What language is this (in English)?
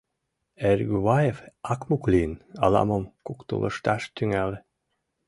Mari